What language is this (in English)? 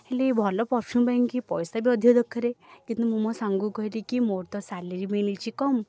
Odia